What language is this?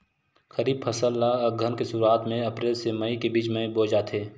Chhattisgarhi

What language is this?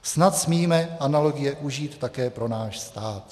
Czech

